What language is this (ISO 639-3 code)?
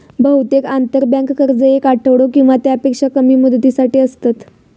mar